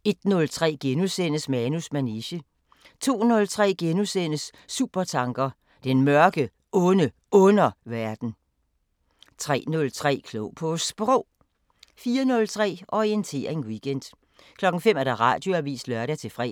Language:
Danish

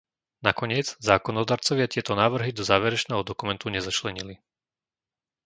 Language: Slovak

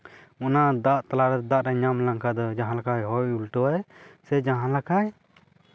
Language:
Santali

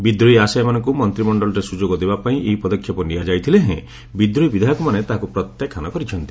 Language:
Odia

